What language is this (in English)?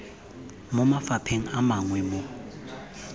Tswana